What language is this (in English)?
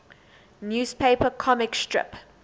English